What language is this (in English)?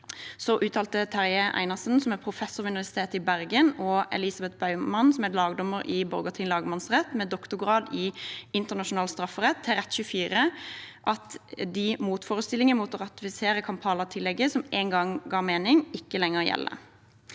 Norwegian